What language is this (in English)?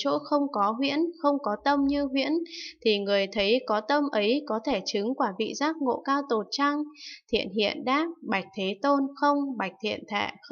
Vietnamese